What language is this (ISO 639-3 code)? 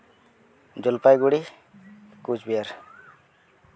sat